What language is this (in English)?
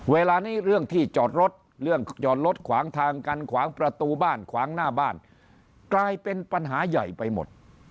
Thai